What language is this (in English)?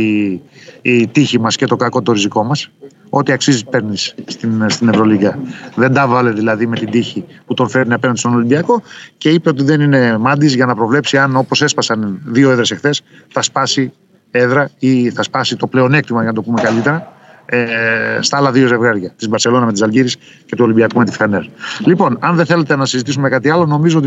Greek